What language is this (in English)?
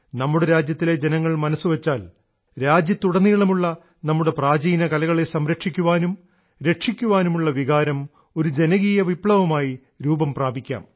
Malayalam